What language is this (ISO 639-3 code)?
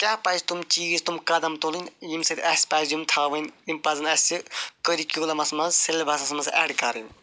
kas